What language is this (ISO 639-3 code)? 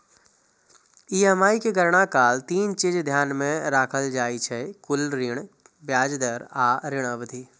mai